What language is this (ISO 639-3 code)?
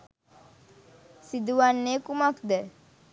sin